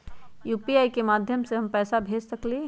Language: Magahi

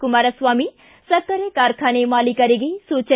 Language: Kannada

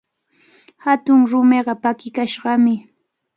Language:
Cajatambo North Lima Quechua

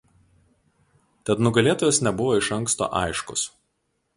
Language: Lithuanian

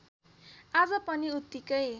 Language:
Nepali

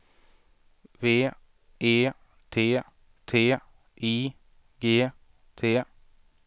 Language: Swedish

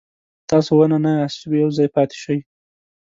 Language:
Pashto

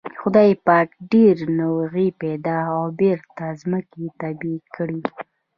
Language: Pashto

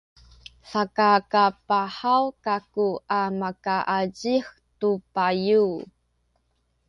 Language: Sakizaya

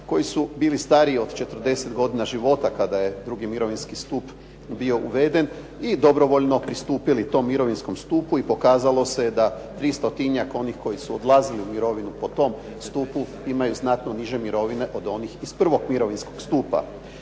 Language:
Croatian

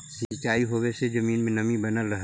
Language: Magahi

